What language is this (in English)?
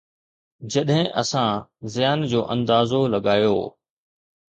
Sindhi